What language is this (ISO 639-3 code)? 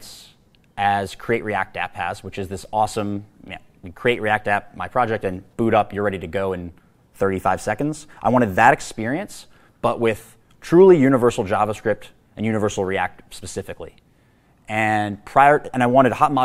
eng